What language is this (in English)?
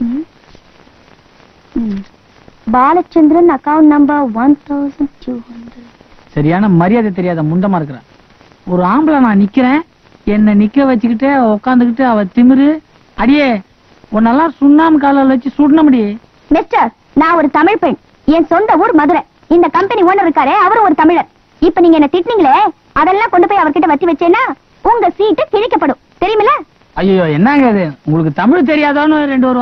Tamil